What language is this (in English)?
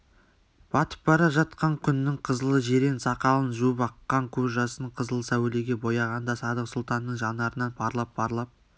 Kazakh